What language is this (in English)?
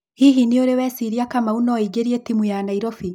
Kikuyu